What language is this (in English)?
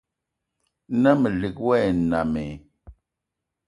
Eton (Cameroon)